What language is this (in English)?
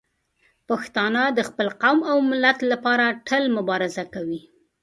Pashto